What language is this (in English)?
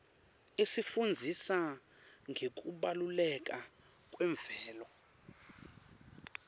Swati